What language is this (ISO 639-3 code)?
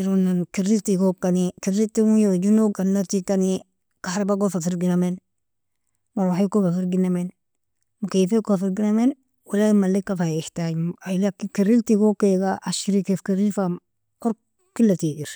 fia